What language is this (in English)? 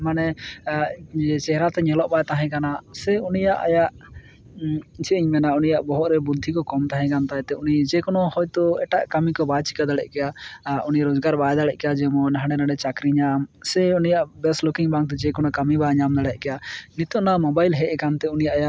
Santali